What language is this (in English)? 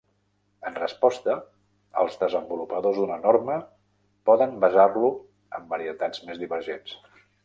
Catalan